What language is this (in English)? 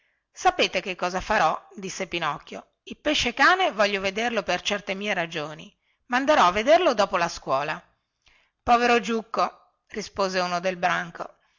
Italian